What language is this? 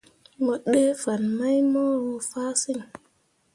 Mundang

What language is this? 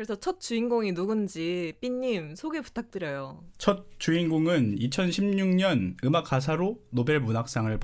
Korean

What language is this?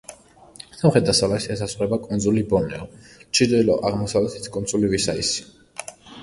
Georgian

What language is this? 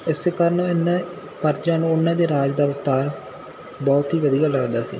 Punjabi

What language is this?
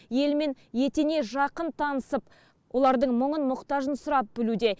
Kazakh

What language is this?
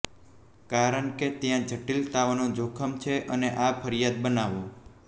Gujarati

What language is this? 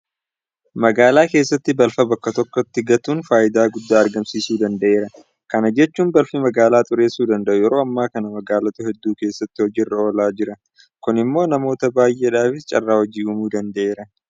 Oromo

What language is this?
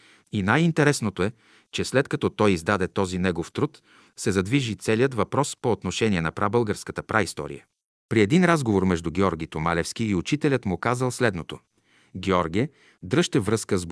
Bulgarian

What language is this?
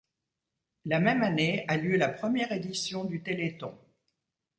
French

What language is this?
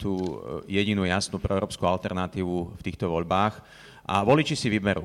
Slovak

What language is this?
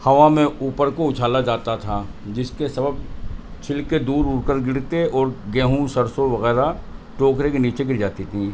Urdu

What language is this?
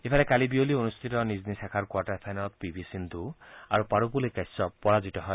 Assamese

